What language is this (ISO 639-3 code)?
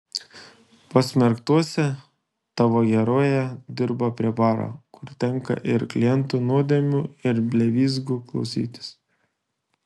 lit